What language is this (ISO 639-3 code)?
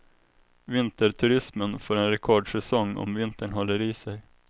swe